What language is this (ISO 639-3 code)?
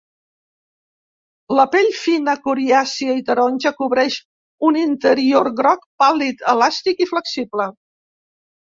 cat